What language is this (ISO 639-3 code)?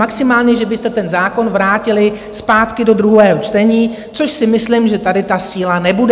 ces